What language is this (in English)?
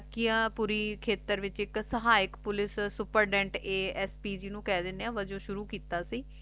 Punjabi